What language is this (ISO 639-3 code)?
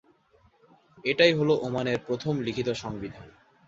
ben